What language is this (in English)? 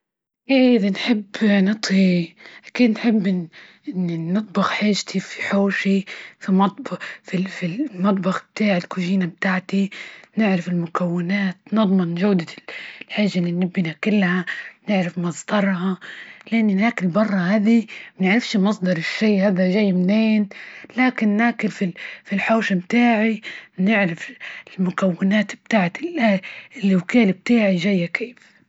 Libyan Arabic